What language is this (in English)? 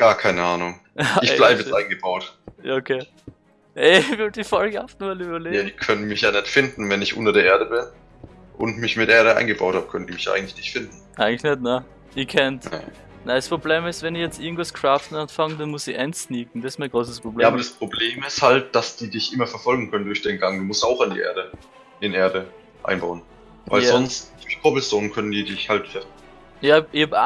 German